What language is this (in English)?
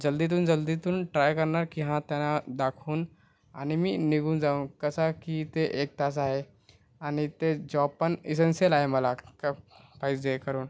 Marathi